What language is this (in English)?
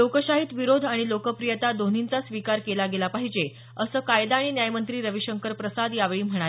Marathi